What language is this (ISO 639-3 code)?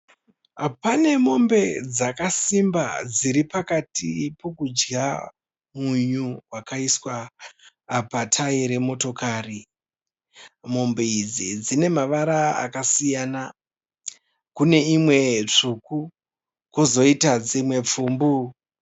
sna